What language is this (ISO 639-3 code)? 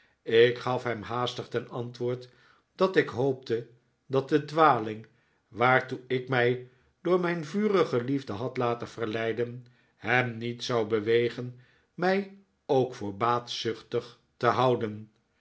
nld